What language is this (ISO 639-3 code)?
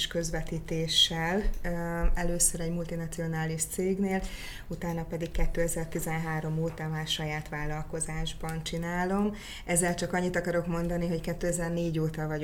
hun